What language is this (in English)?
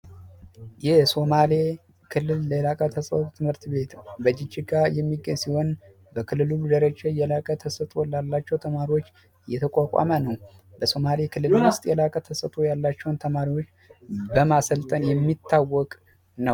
Amharic